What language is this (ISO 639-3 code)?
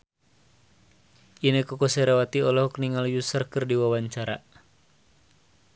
sun